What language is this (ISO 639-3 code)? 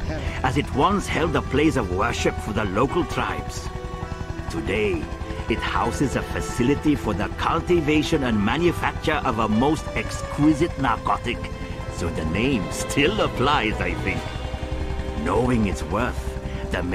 eng